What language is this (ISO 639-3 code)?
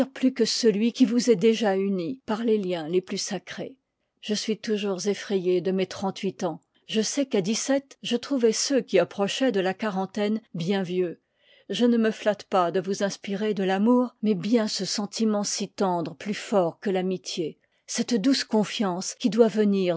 fra